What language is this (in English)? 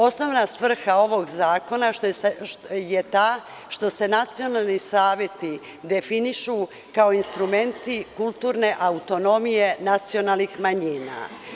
Serbian